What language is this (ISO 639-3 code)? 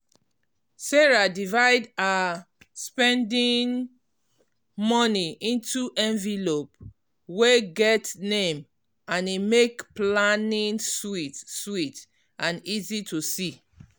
pcm